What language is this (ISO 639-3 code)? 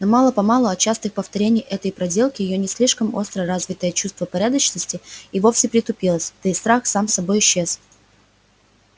rus